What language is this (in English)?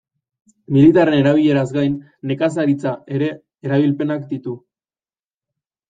Basque